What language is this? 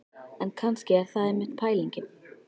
Icelandic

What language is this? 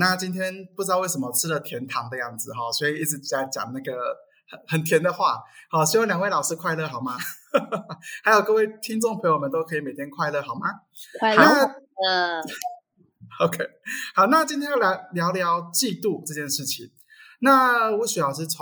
Chinese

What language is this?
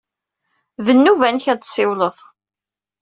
Kabyle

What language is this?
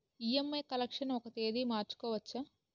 Telugu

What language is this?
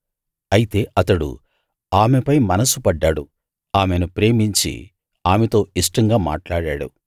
Telugu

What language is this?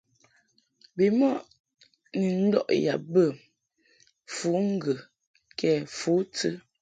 Mungaka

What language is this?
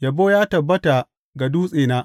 Hausa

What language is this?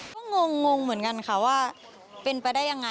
Thai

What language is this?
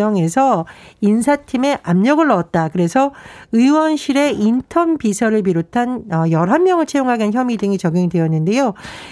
Korean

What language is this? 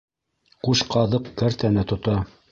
Bashkir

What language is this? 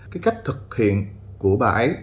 Vietnamese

